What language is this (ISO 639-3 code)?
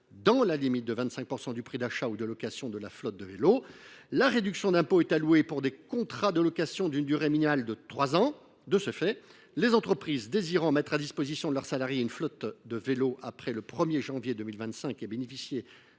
fra